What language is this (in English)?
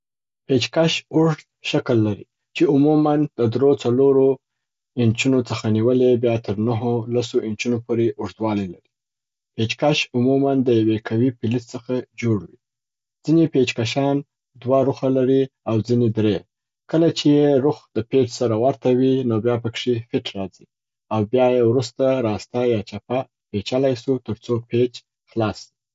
Southern Pashto